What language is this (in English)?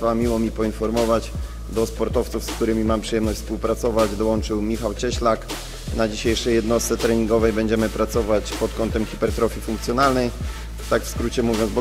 Polish